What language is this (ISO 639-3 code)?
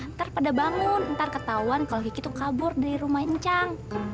ind